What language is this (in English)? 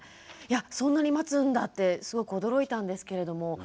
Japanese